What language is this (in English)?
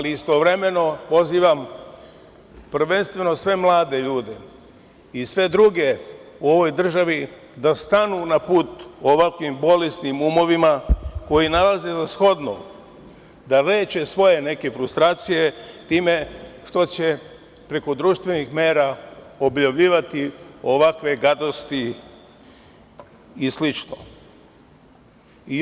Serbian